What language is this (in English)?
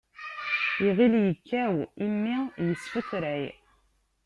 Kabyle